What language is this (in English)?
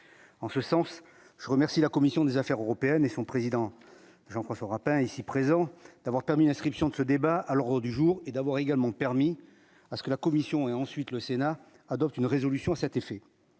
French